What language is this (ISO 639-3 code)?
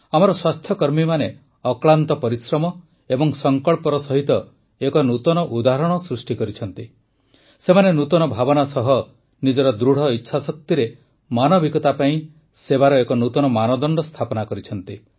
ori